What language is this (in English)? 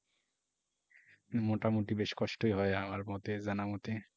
Bangla